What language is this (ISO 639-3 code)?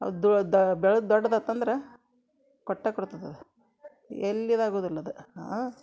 kan